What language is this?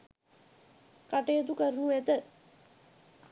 Sinhala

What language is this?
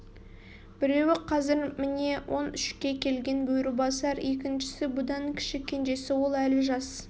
Kazakh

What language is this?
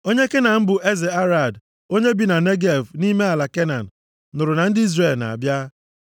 Igbo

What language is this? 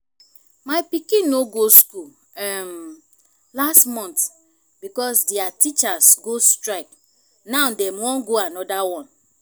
Nigerian Pidgin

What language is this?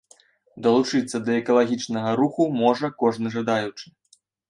Belarusian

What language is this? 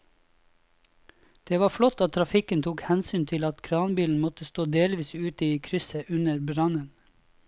Norwegian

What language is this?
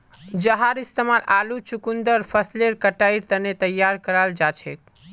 Magahi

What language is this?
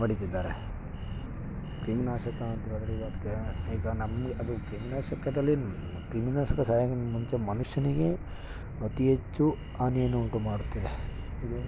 Kannada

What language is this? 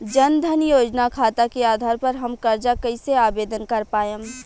Bhojpuri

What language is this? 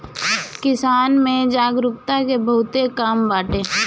Bhojpuri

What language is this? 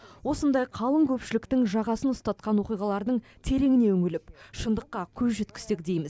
Kazakh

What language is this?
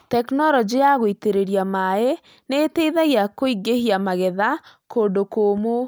Kikuyu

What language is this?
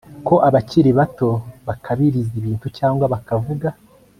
Kinyarwanda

